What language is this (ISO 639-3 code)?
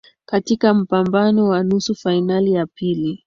swa